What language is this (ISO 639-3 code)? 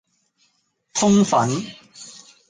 yue